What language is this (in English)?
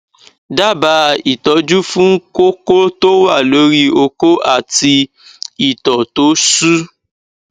Yoruba